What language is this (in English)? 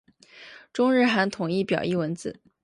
Chinese